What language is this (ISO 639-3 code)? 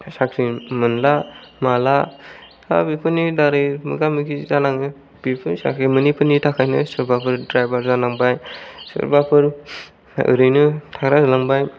brx